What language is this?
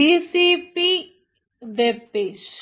Malayalam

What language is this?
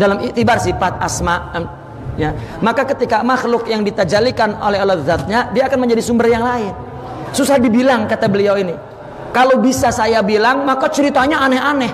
Indonesian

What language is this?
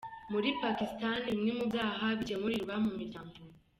Kinyarwanda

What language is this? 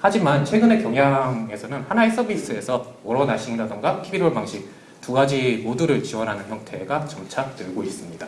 Korean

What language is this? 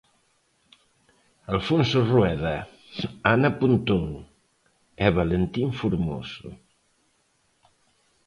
Galician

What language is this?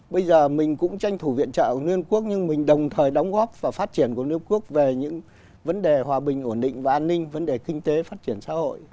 Vietnamese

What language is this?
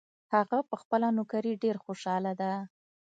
Pashto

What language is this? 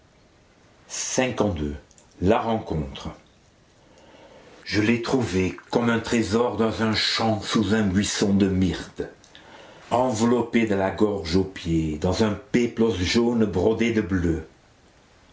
French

